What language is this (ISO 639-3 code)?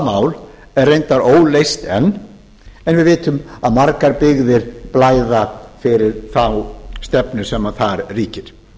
isl